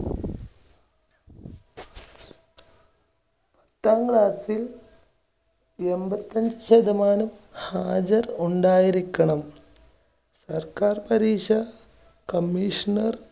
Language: Malayalam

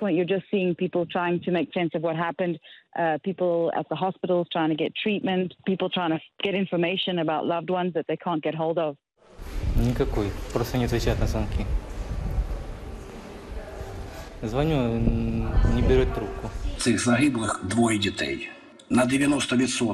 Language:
Greek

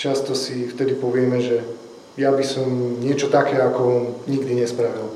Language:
Slovak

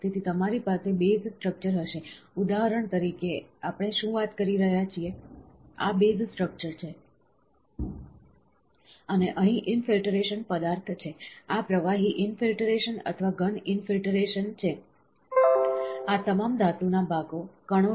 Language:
Gujarati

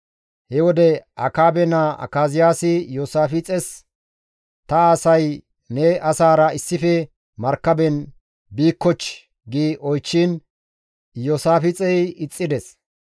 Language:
Gamo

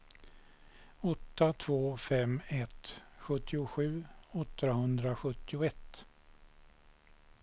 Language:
Swedish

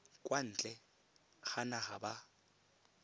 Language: Tswana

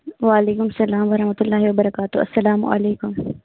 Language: Kashmiri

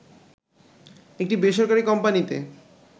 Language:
Bangla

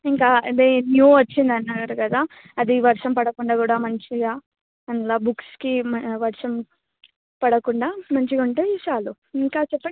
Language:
Telugu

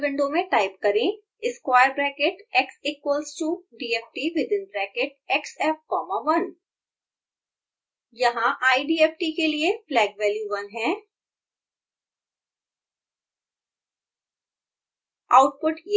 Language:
Hindi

